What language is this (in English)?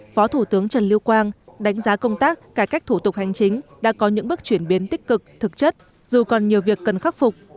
Vietnamese